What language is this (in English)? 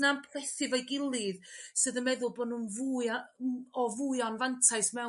Welsh